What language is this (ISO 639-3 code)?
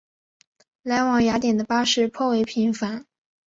zho